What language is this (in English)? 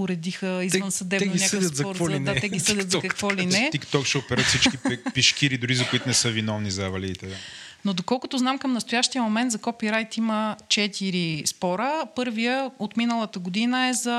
Bulgarian